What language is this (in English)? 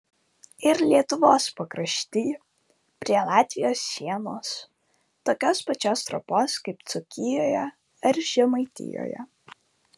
Lithuanian